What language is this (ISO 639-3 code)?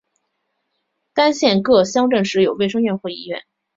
zho